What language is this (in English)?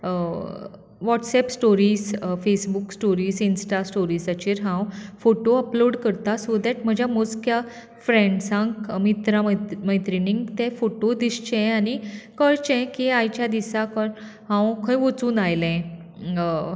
Konkani